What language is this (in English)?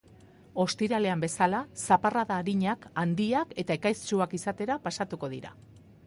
Basque